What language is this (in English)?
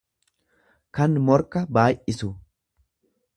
Oromo